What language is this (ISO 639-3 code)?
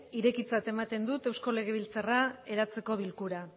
eus